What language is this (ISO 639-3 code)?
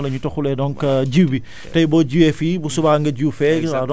wol